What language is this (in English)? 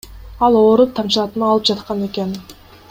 Kyrgyz